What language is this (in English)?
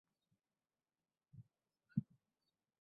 Bangla